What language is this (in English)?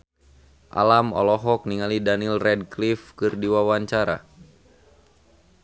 Sundanese